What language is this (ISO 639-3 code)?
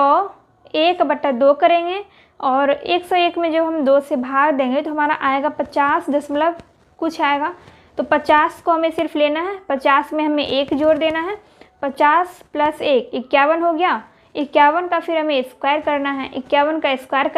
hin